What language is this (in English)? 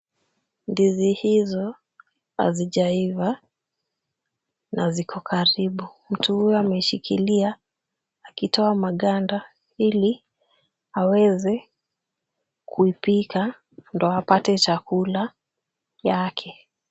Swahili